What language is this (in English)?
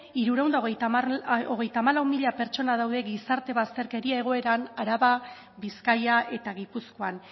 Basque